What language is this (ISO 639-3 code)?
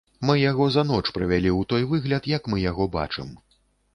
bel